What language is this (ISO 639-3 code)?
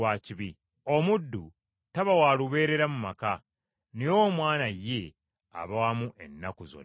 lug